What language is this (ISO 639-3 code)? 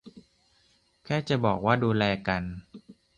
tha